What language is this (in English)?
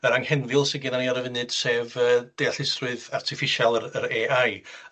Welsh